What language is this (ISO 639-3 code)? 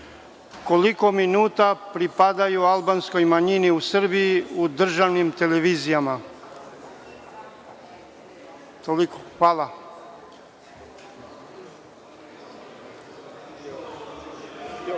srp